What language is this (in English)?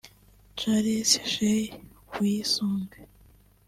Kinyarwanda